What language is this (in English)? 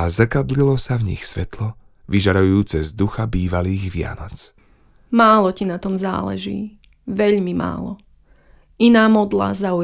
Slovak